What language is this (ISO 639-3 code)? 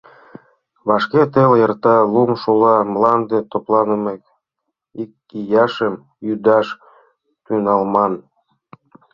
chm